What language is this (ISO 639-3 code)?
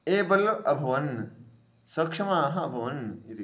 san